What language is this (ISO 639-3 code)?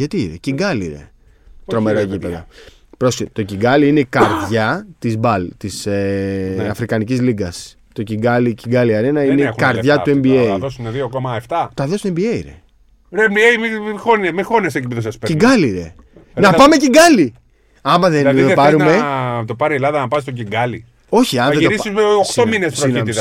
ell